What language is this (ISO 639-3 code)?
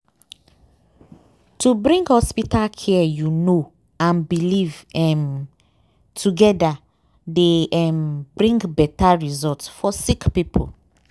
pcm